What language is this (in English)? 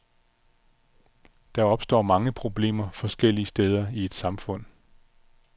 Danish